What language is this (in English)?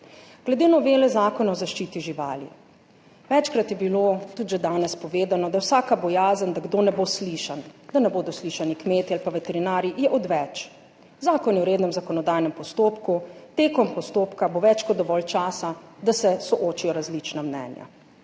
Slovenian